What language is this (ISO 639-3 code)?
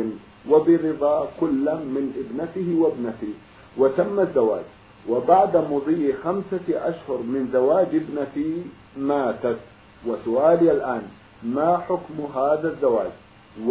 ara